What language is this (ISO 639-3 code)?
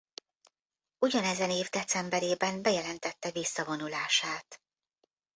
hun